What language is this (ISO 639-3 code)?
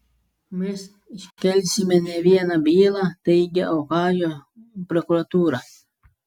lit